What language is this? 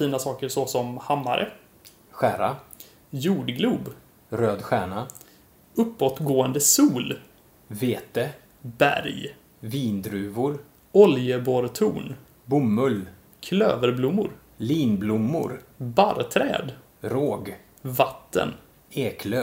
Swedish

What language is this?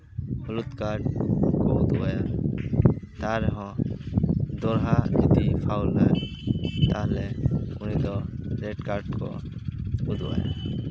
Santali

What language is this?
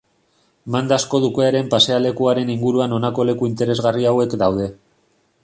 Basque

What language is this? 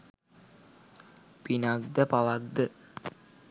Sinhala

